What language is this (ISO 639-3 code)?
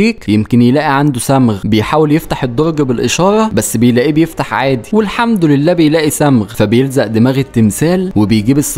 ara